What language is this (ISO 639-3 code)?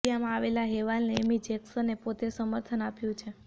guj